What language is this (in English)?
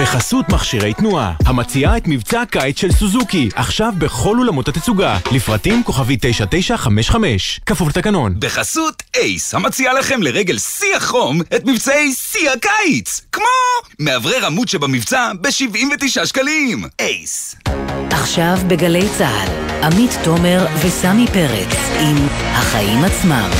Hebrew